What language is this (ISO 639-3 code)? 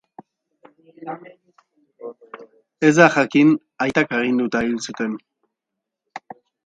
eus